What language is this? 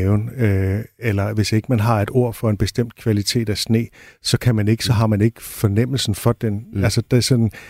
Danish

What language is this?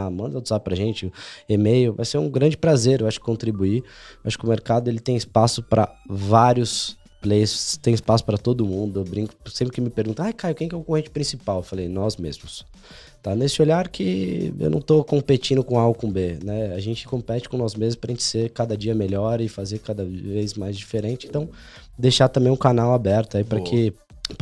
Portuguese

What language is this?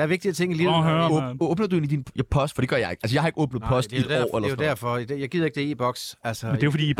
Danish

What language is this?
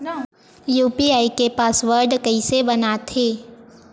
Chhattisgarhi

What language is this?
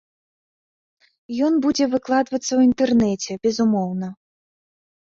Belarusian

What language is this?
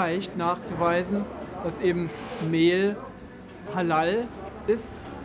German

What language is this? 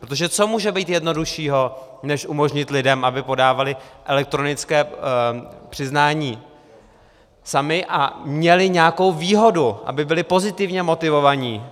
Czech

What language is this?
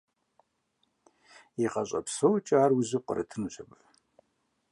Kabardian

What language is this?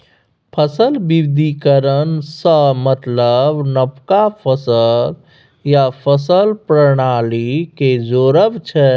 Maithili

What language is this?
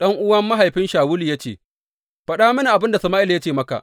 Hausa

